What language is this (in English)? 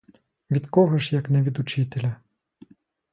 Ukrainian